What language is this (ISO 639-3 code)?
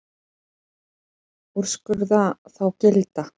isl